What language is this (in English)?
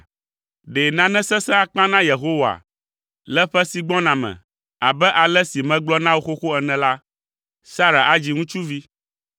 Ewe